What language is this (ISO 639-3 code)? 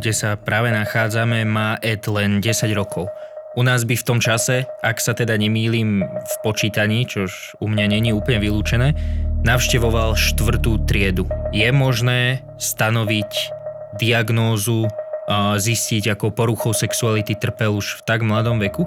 slk